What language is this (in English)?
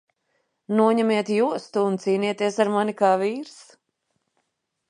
Latvian